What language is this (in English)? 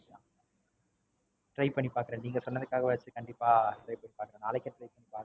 Tamil